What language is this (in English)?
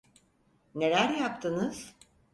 Turkish